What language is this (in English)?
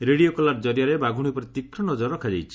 Odia